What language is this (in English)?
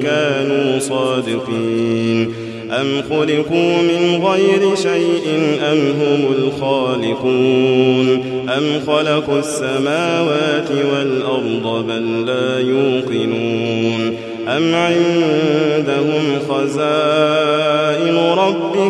Arabic